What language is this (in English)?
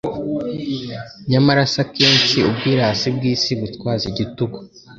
Kinyarwanda